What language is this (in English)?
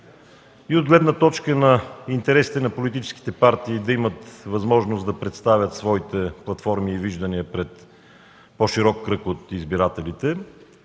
Bulgarian